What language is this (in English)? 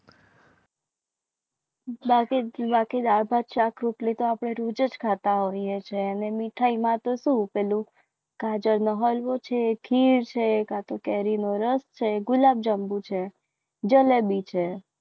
Gujarati